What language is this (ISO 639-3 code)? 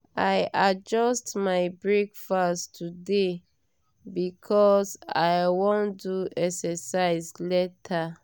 pcm